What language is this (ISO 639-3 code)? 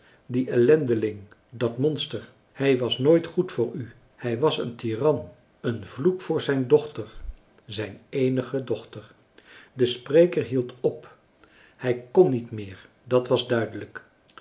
nld